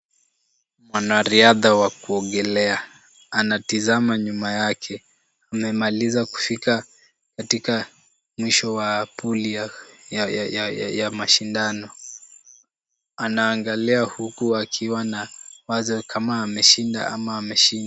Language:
Swahili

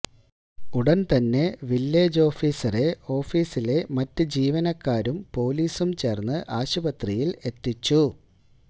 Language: Malayalam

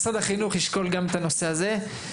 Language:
Hebrew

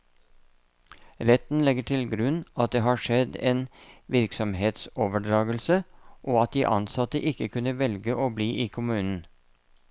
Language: Norwegian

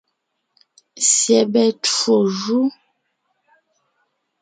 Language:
Ngiemboon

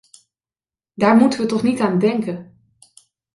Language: Dutch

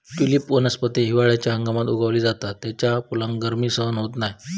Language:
Marathi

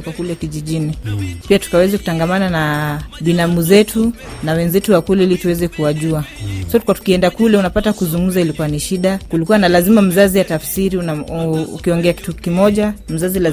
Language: Swahili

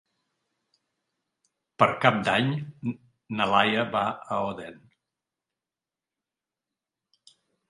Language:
Catalan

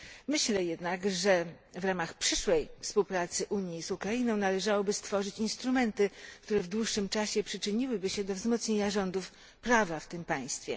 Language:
Polish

